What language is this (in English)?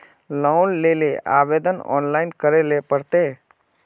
Magahi